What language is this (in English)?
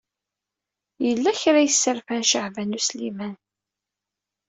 Kabyle